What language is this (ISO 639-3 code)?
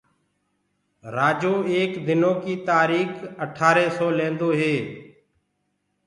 ggg